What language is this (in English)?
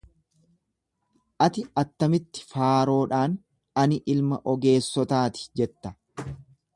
Oromo